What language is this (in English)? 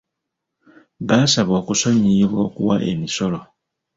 Ganda